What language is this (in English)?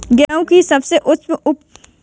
Hindi